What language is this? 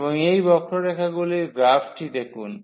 Bangla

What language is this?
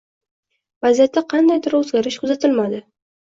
Uzbek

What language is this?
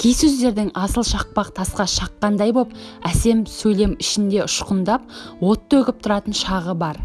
Turkish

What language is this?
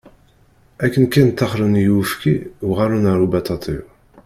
Kabyle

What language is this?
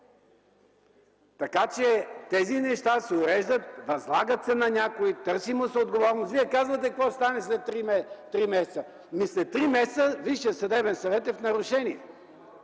Bulgarian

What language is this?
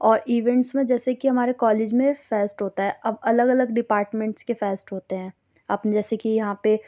Urdu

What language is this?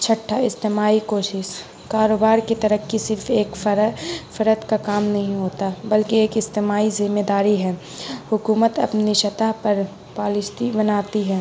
Urdu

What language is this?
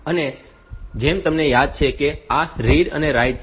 Gujarati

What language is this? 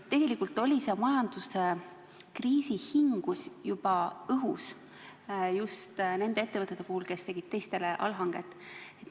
Estonian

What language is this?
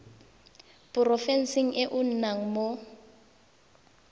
Tswana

